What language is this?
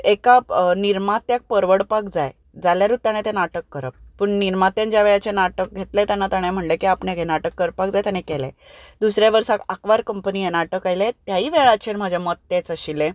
Konkani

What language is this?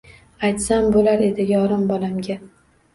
Uzbek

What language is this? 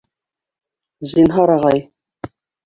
Bashkir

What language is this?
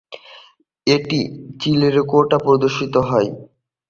Bangla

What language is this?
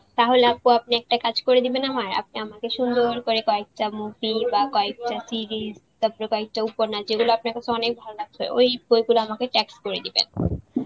Bangla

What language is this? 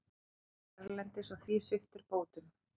Icelandic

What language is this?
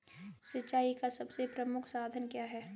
Hindi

